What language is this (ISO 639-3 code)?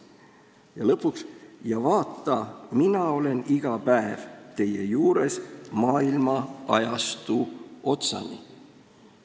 est